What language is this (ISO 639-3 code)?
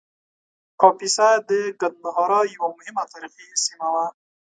pus